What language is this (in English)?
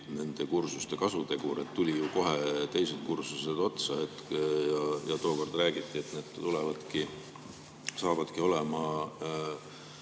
Estonian